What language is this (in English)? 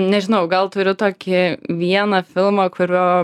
Lithuanian